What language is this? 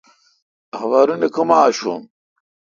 Kalkoti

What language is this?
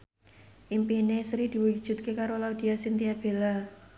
Javanese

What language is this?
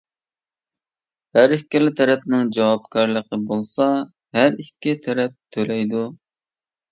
Uyghur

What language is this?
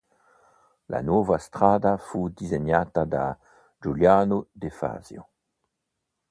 Italian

